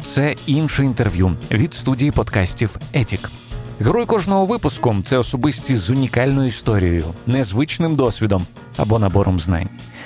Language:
Ukrainian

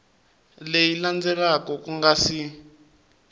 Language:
Tsonga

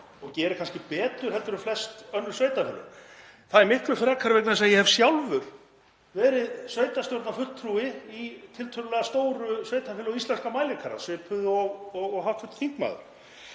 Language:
Icelandic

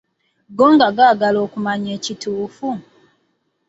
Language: Ganda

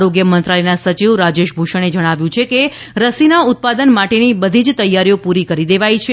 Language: Gujarati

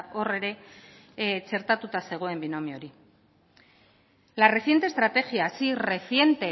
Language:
Basque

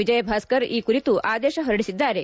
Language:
Kannada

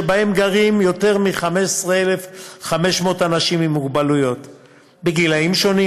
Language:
Hebrew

